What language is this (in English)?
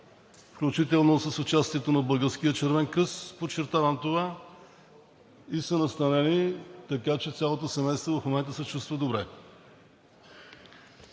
Bulgarian